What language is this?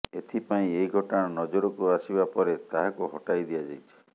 Odia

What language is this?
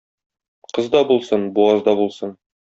Tatar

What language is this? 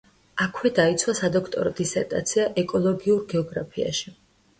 Georgian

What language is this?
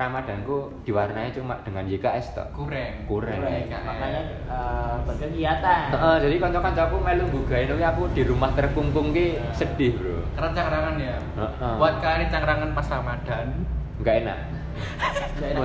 Indonesian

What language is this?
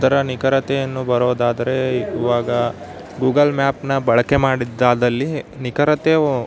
Kannada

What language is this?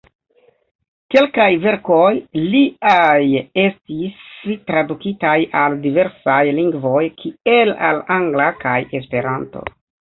Esperanto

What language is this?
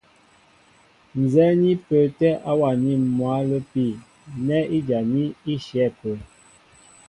Mbo (Cameroon)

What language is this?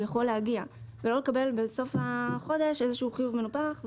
Hebrew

